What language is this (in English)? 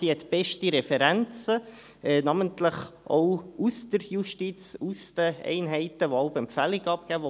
Swiss German